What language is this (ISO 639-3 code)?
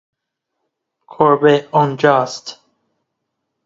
fas